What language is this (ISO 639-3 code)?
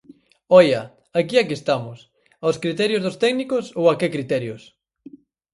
glg